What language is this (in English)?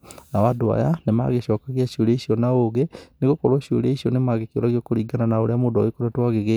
Kikuyu